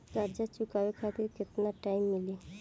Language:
Bhojpuri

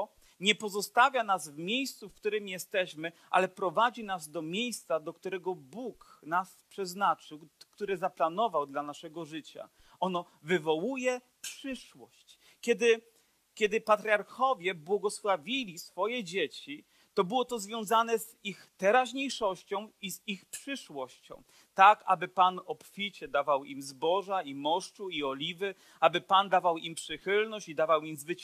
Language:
Polish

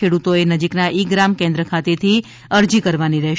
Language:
Gujarati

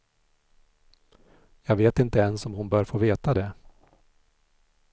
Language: Swedish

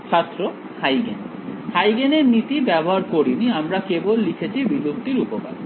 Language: Bangla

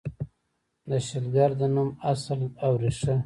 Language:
Pashto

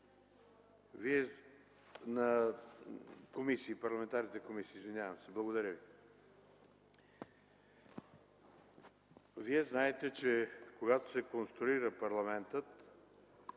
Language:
Bulgarian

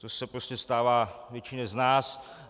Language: Czech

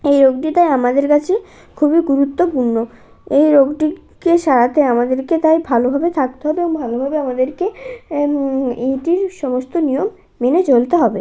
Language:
Bangla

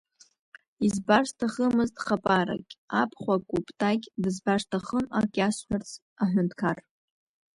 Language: Abkhazian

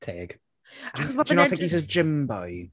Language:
Welsh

